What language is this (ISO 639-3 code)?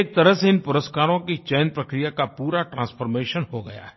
hin